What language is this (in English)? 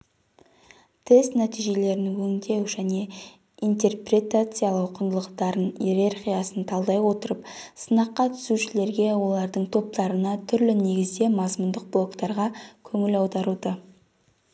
Kazakh